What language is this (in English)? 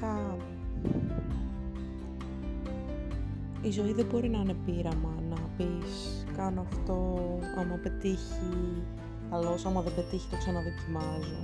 Greek